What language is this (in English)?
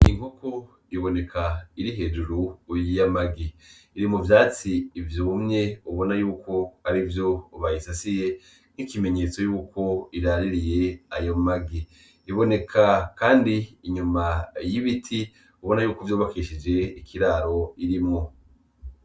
Rundi